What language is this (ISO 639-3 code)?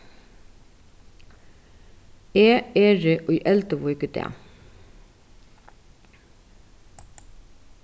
fao